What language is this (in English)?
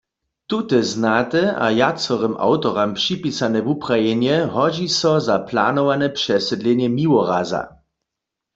Upper Sorbian